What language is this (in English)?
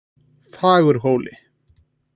Icelandic